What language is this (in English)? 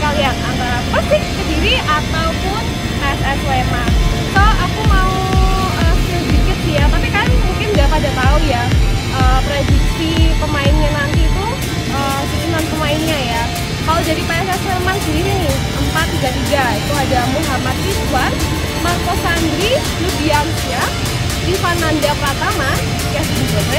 Indonesian